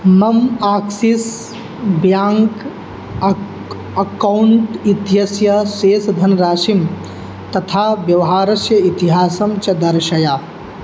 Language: Sanskrit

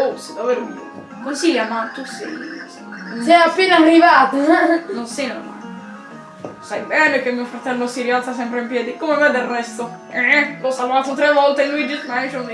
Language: Italian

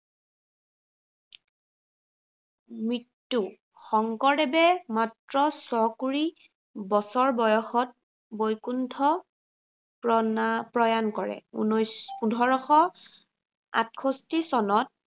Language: Assamese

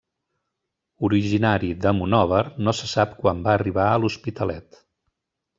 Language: Catalan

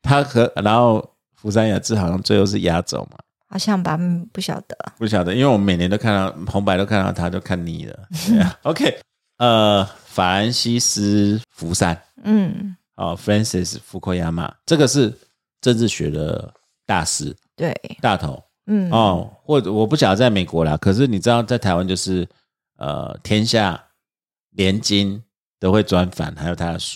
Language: Chinese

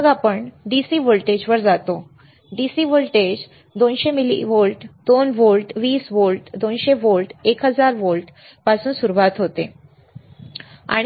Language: Marathi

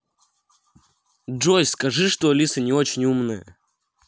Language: Russian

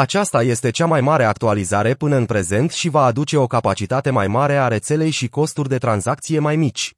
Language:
Romanian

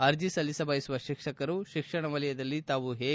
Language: Kannada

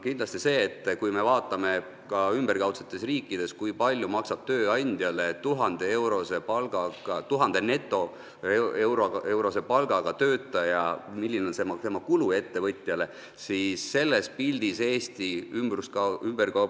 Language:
Estonian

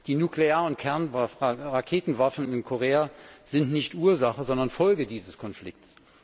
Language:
German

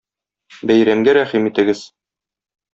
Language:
Tatar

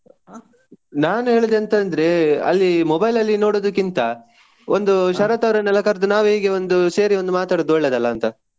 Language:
Kannada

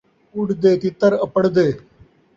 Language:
Saraiki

